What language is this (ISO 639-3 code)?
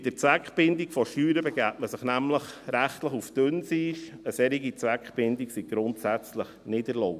gsw